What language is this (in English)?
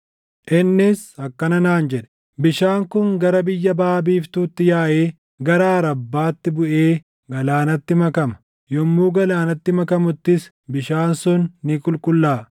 Oromo